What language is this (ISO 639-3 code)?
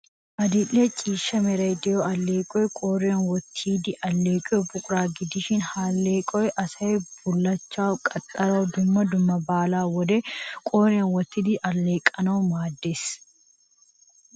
wal